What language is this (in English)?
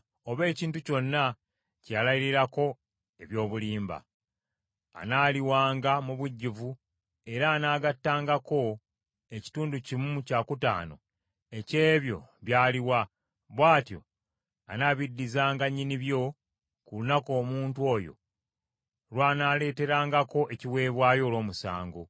Ganda